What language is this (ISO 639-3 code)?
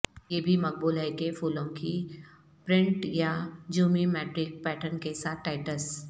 urd